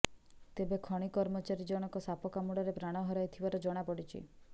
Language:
Odia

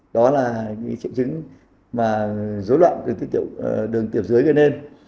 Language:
Vietnamese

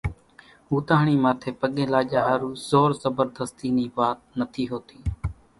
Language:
Kachi Koli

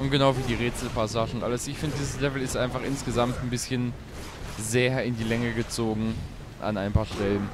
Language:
German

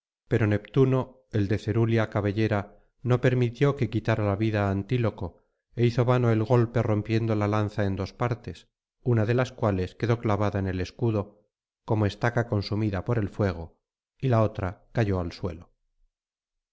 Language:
Spanish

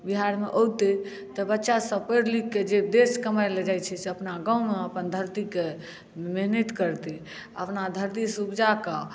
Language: Maithili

